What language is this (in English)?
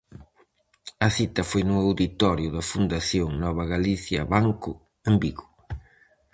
Galician